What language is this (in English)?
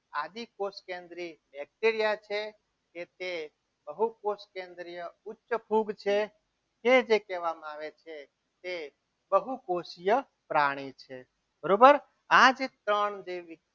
Gujarati